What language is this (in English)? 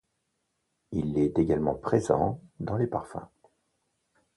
French